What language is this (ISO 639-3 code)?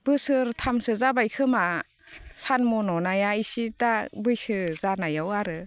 brx